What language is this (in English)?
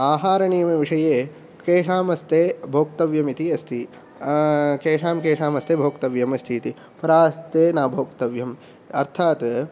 Sanskrit